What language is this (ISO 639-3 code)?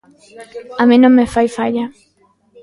glg